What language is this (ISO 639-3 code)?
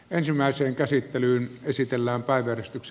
fin